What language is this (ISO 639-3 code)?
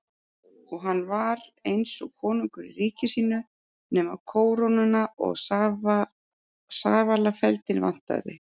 isl